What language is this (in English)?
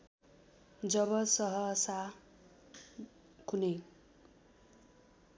Nepali